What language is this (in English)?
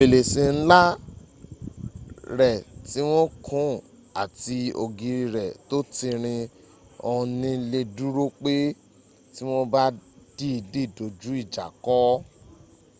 Yoruba